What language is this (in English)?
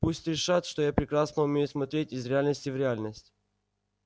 Russian